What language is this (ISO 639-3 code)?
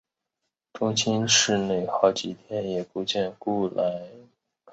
zho